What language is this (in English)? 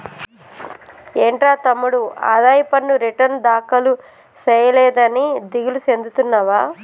Telugu